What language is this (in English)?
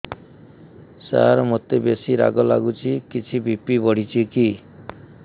Odia